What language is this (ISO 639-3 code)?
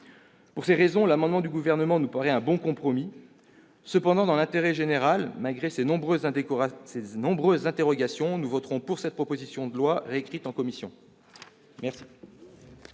fra